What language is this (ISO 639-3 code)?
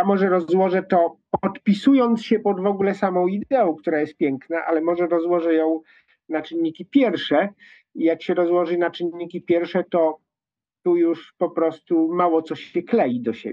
pol